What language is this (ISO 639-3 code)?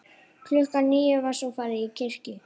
isl